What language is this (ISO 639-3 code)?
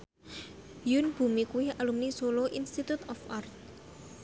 jav